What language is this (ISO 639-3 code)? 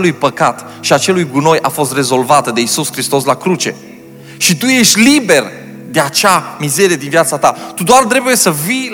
ron